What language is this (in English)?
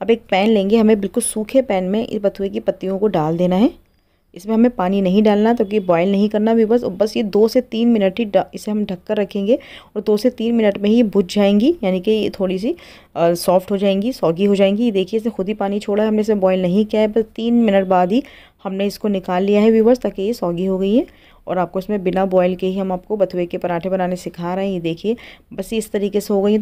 Hindi